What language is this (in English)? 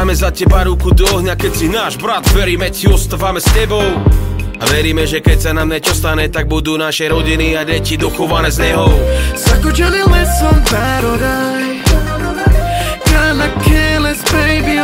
Slovak